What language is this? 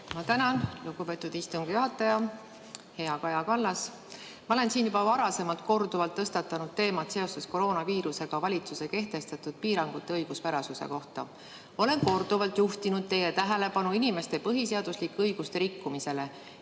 Estonian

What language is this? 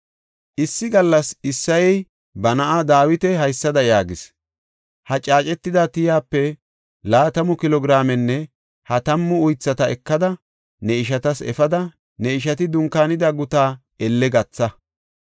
Gofa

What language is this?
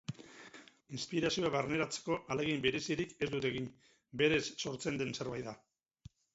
Basque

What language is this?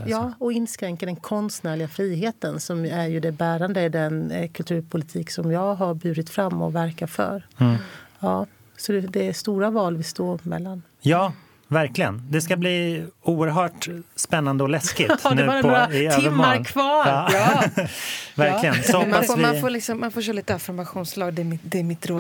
Swedish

